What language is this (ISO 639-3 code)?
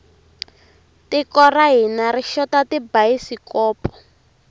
tso